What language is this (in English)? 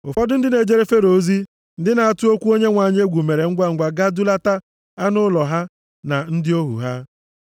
Igbo